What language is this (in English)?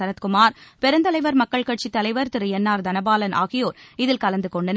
Tamil